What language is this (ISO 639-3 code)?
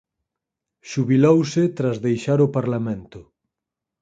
glg